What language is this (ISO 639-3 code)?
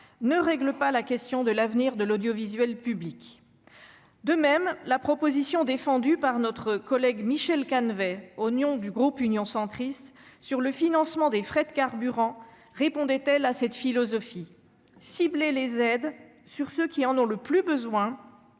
fra